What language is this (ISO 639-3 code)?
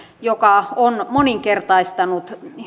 fin